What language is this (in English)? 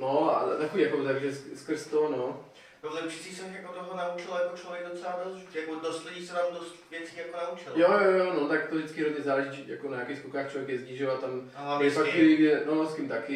Czech